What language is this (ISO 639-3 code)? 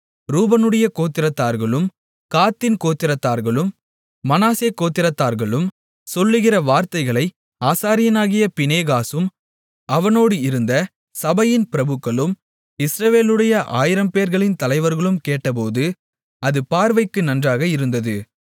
tam